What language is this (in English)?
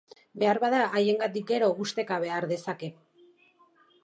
Basque